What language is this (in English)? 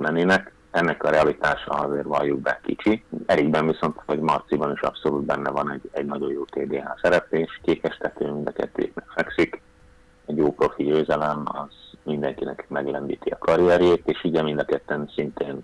Hungarian